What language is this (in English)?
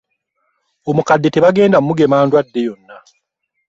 Ganda